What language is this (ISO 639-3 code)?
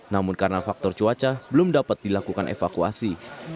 ind